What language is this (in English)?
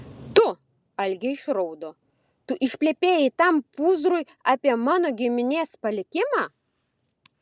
Lithuanian